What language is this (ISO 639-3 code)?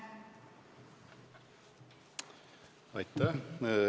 est